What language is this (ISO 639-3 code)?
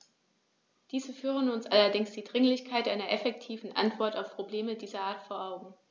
deu